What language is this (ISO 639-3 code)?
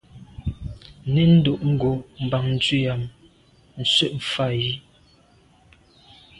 byv